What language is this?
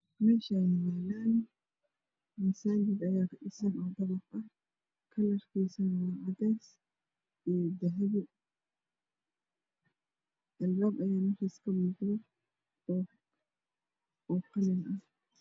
Somali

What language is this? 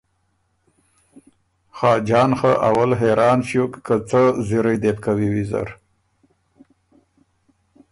Ormuri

